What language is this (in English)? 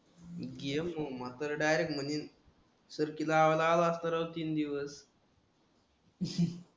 Marathi